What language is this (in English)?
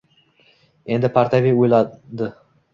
Uzbek